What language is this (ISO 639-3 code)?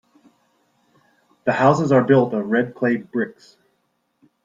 eng